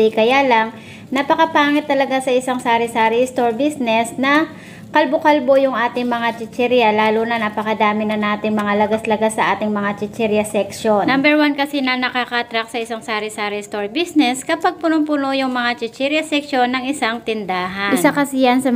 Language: Filipino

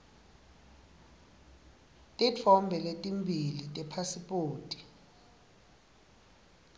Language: Swati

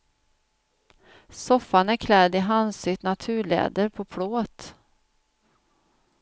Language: Swedish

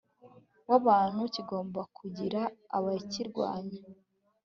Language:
Kinyarwanda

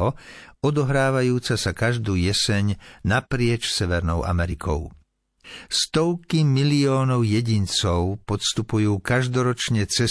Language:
Slovak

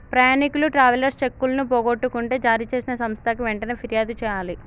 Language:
Telugu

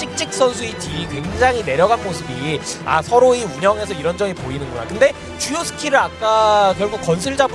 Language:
Korean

